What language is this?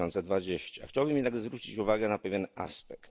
Polish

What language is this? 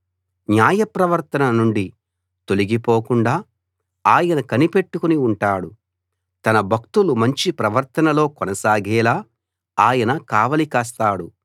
Telugu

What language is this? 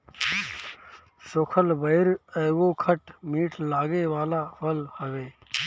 Bhojpuri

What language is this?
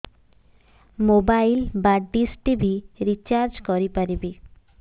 Odia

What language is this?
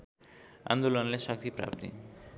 Nepali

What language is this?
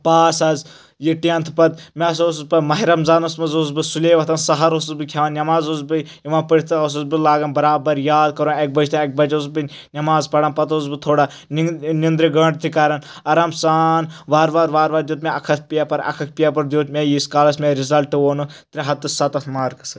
Kashmiri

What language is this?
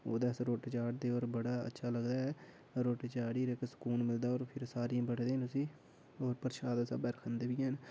Dogri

